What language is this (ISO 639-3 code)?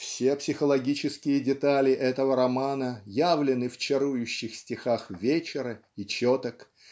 rus